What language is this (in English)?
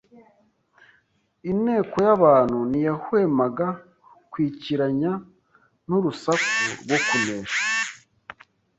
Kinyarwanda